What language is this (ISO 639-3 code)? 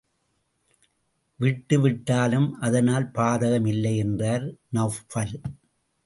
tam